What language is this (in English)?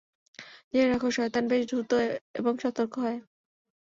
Bangla